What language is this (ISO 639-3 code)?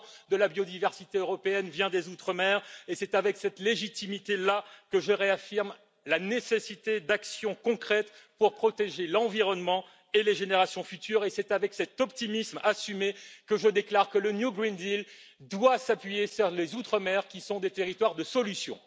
fra